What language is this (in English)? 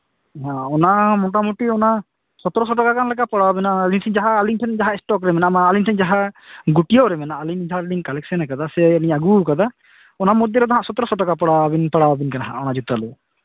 Santali